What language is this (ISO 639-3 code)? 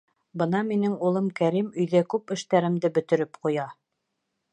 bak